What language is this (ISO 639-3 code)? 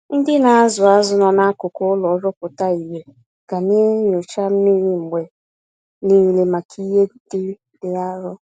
ibo